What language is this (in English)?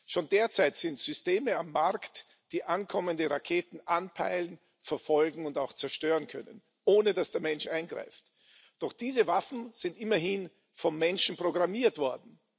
German